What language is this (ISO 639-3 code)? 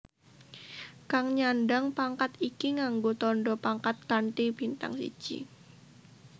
jav